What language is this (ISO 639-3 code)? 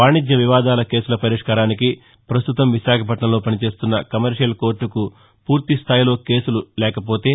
tel